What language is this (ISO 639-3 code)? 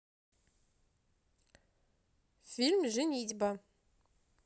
rus